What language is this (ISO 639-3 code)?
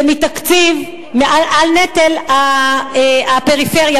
heb